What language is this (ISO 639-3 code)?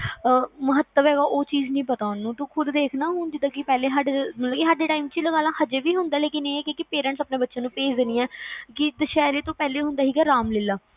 pan